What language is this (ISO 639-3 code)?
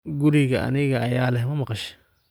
som